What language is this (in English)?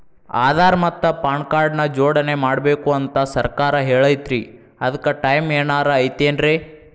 Kannada